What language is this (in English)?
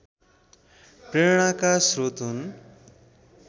Nepali